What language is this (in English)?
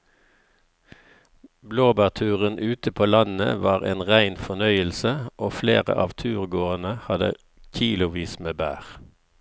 Norwegian